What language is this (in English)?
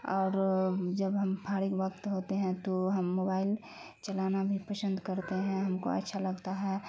Urdu